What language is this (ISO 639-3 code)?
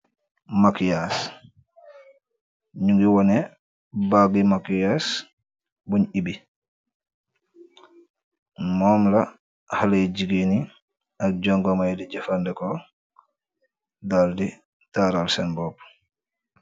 wol